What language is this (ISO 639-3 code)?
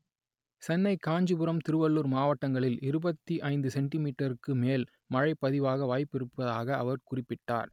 tam